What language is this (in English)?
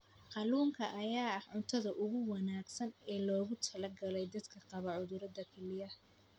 Somali